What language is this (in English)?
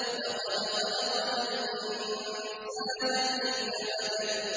Arabic